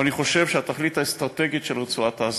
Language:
Hebrew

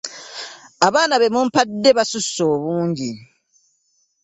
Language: Ganda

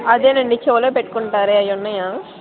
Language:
Telugu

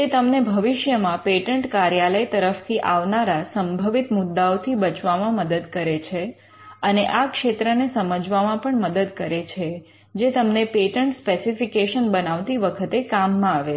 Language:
Gujarati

